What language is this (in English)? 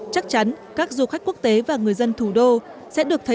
Vietnamese